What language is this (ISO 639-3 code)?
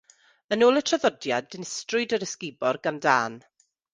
cym